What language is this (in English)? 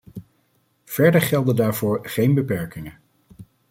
Dutch